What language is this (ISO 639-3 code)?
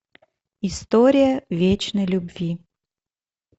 rus